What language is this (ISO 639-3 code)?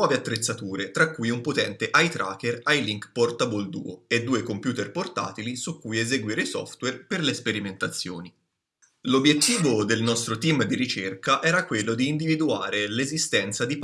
ita